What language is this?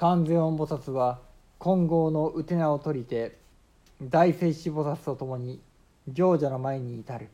Japanese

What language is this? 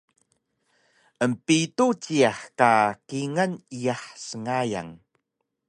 Taroko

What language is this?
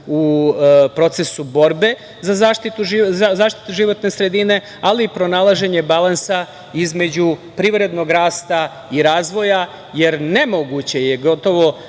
Serbian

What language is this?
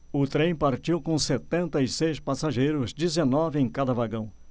Portuguese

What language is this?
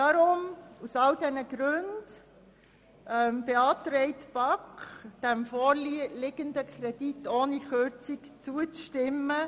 Swiss German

